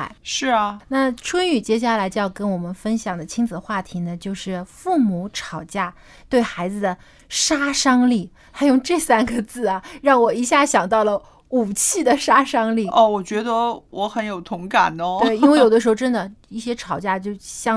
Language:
Chinese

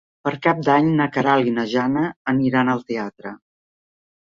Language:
Catalan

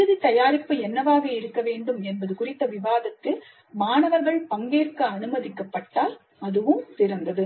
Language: Tamil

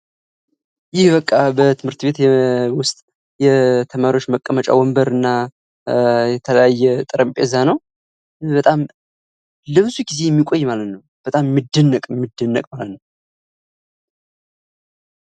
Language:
Amharic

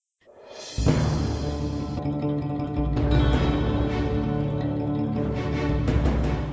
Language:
Bangla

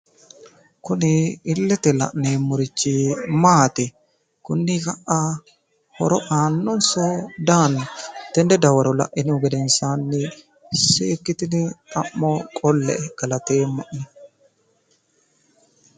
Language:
Sidamo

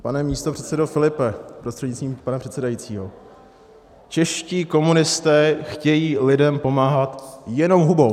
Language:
Czech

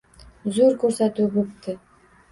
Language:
Uzbek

